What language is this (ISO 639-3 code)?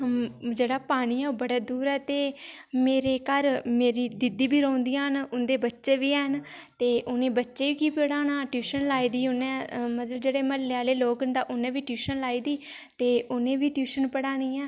doi